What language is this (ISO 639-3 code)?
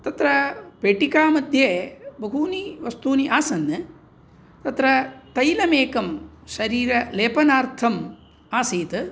san